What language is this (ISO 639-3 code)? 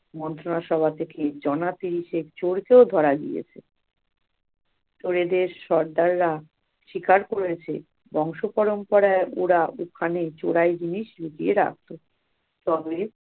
ben